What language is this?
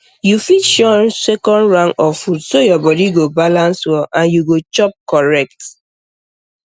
Nigerian Pidgin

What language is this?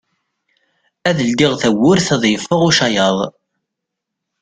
Kabyle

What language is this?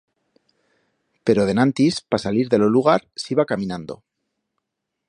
Aragonese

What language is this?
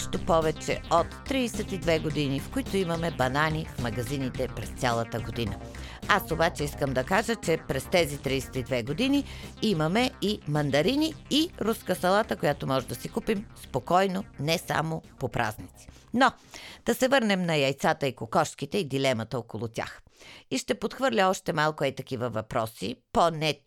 Bulgarian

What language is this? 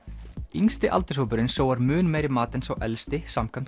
Icelandic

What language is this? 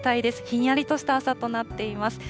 Japanese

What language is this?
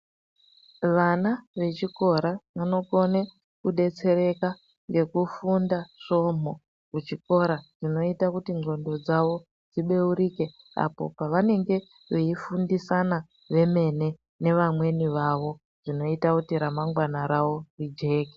Ndau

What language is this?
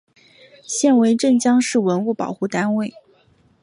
Chinese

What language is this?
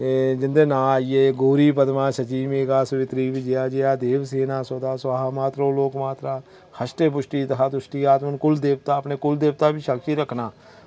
Dogri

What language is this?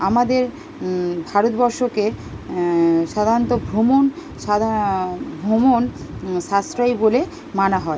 Bangla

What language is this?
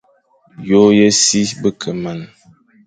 Fang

